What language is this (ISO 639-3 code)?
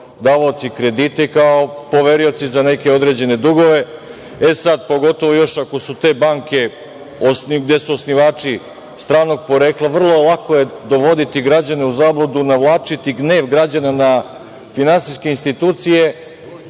srp